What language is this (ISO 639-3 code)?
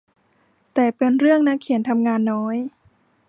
tha